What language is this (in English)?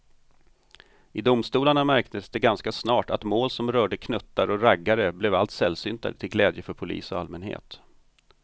Swedish